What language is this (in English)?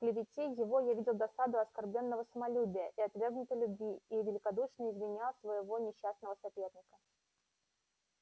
Russian